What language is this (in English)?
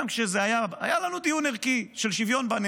Hebrew